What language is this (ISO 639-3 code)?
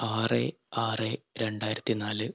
mal